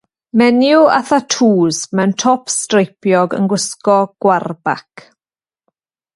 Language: Welsh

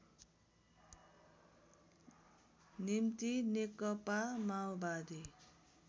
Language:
Nepali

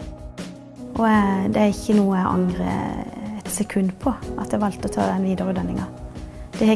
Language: Norwegian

